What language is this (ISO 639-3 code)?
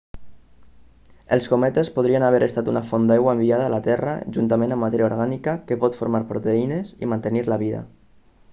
cat